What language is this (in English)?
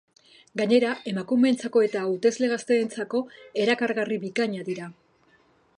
Basque